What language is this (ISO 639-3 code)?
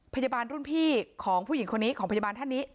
tha